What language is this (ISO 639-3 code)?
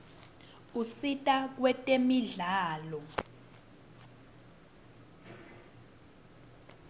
ssw